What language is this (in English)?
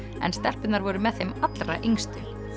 Icelandic